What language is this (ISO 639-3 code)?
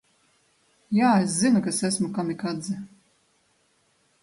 lav